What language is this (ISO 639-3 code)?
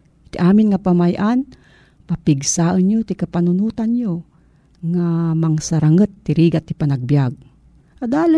fil